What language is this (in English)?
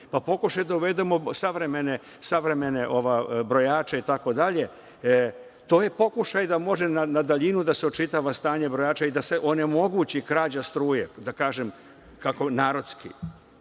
Serbian